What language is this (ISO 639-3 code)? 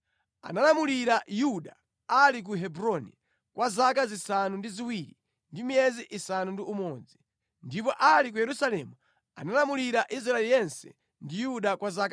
nya